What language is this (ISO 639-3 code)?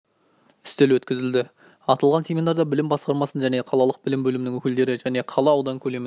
kaz